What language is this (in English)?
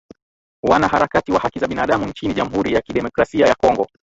Swahili